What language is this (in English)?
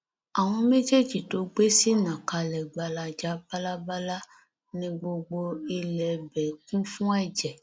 Yoruba